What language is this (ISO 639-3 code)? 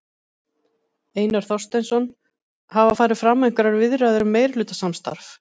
isl